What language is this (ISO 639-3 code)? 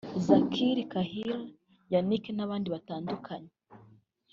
kin